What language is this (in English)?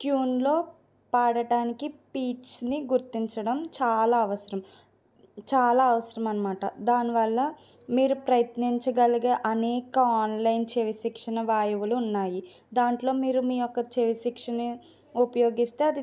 Telugu